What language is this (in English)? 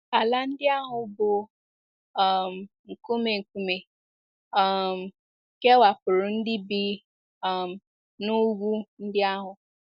Igbo